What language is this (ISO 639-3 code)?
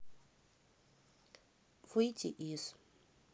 rus